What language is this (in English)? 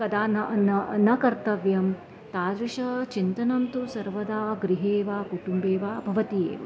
Sanskrit